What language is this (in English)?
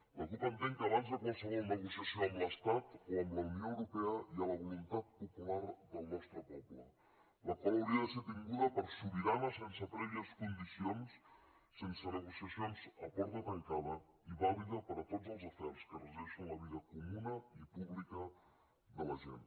Catalan